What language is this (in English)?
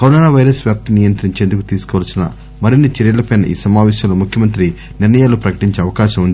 Telugu